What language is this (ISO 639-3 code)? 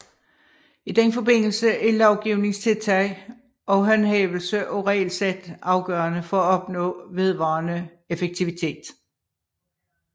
dan